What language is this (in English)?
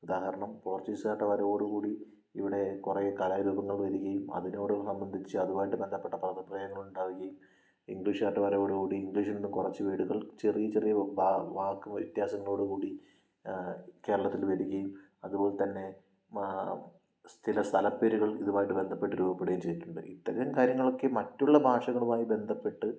Malayalam